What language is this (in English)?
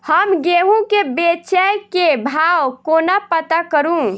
Maithili